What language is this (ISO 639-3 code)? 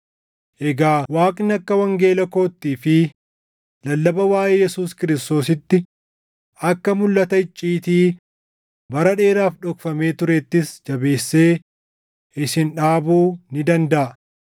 orm